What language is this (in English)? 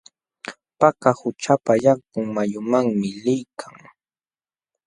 Jauja Wanca Quechua